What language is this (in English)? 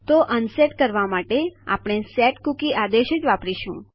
Gujarati